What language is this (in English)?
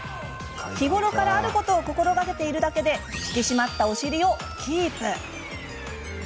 Japanese